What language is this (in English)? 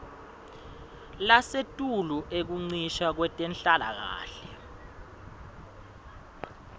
Swati